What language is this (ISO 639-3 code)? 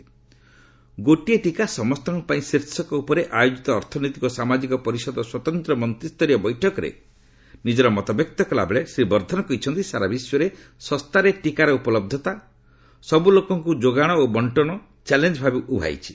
ori